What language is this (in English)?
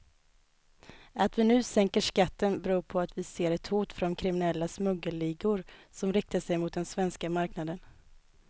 Swedish